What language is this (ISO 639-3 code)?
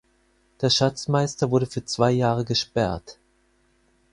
deu